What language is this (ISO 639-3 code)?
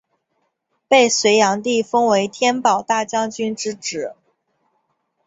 zho